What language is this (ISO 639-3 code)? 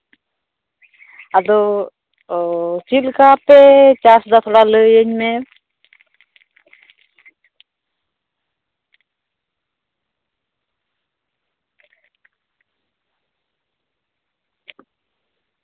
sat